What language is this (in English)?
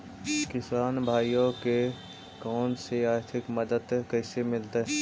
Magahi